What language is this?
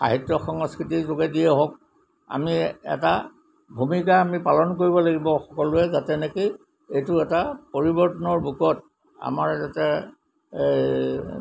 Assamese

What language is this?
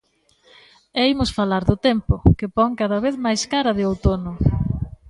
Galician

